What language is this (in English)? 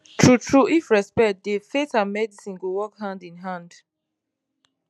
Nigerian Pidgin